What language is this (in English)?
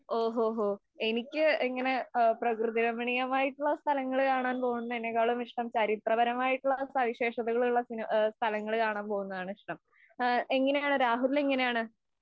Malayalam